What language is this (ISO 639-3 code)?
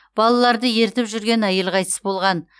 kaz